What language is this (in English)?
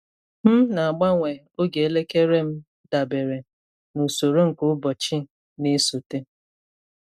Igbo